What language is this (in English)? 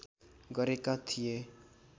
Nepali